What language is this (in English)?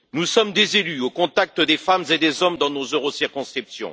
French